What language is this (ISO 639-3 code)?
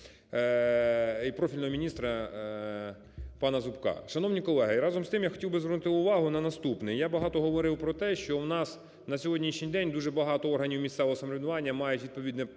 ukr